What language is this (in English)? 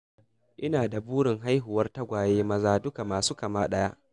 Hausa